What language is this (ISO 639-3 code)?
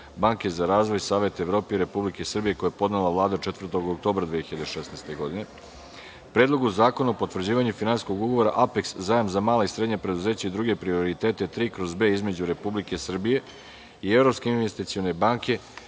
srp